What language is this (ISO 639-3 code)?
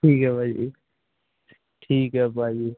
pan